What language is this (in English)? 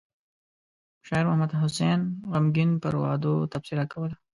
Pashto